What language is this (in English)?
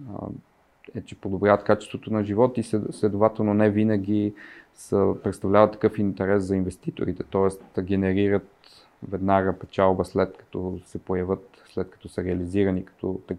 Bulgarian